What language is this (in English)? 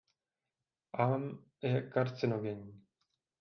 Czech